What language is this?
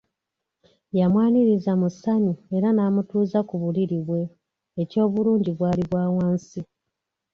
Ganda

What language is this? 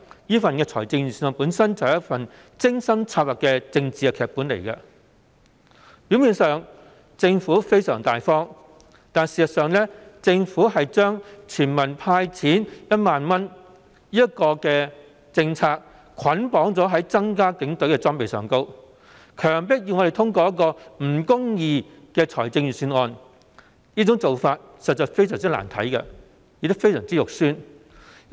Cantonese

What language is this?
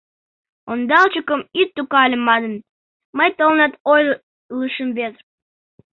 Mari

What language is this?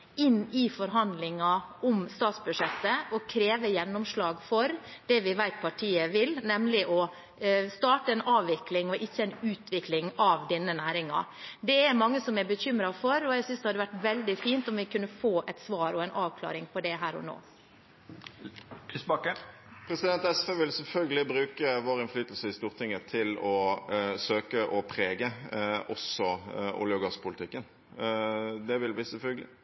Norwegian Bokmål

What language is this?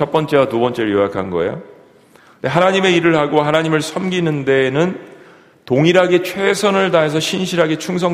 Korean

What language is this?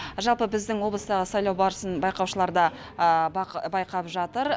Kazakh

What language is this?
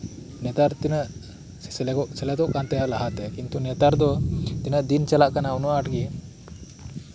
Santali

